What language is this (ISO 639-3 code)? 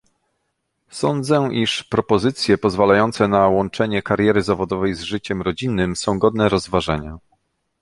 pol